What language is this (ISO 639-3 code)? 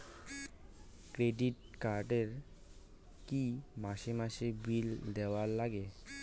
ben